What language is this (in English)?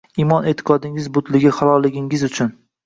Uzbek